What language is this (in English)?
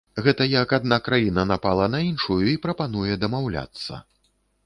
Belarusian